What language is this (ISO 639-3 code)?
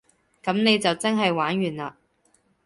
yue